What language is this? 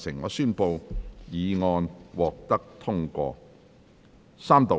Cantonese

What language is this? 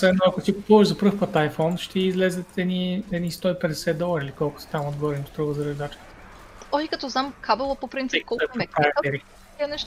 Bulgarian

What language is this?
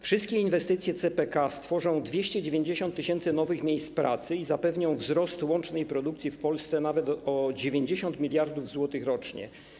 Polish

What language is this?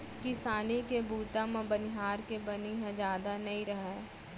Chhattisgarhi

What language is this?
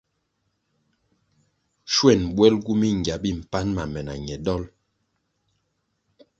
Kwasio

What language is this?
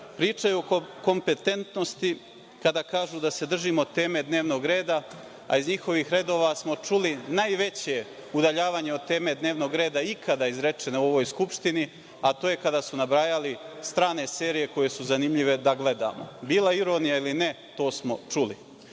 Serbian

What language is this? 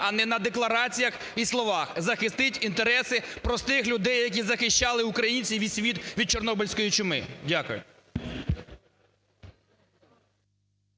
Ukrainian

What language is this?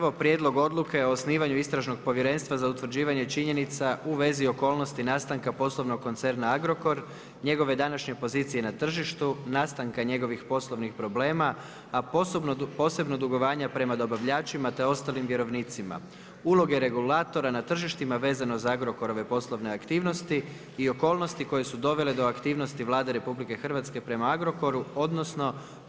Croatian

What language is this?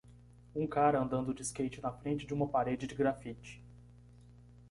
Portuguese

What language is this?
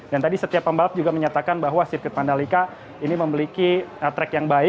Indonesian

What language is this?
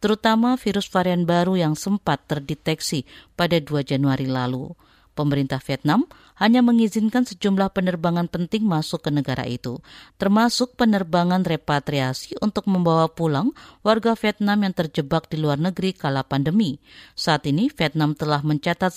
Indonesian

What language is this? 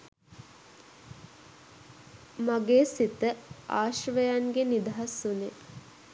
Sinhala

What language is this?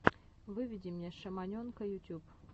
Russian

